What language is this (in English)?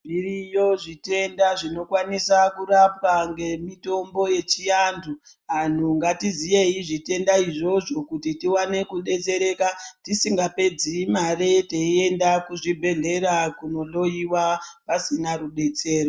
Ndau